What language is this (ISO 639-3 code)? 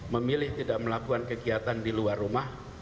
ind